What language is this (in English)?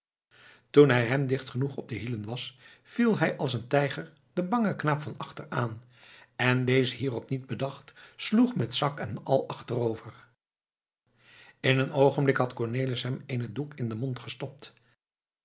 Dutch